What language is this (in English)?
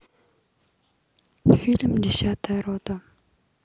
Russian